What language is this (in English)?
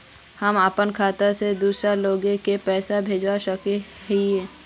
Magahi